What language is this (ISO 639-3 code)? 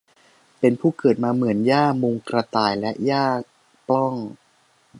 tha